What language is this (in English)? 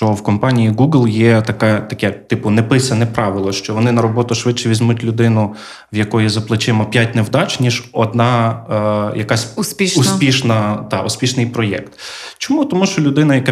Ukrainian